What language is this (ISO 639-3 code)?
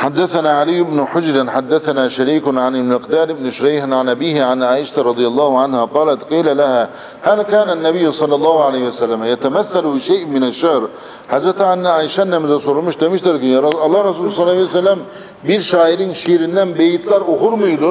tur